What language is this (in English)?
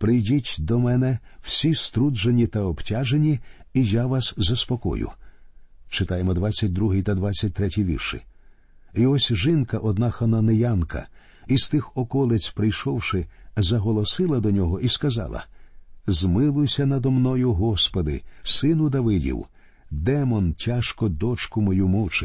Ukrainian